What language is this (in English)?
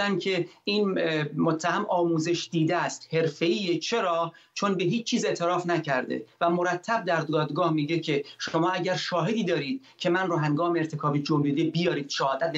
Persian